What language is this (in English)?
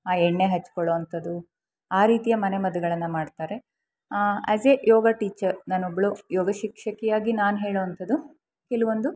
Kannada